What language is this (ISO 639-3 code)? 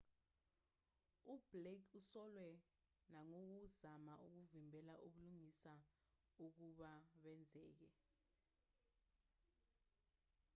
zul